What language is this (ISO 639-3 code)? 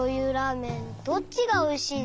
jpn